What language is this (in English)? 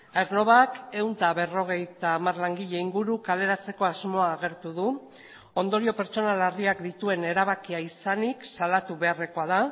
Basque